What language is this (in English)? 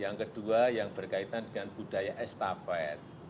Indonesian